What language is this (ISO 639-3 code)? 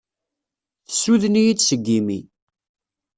kab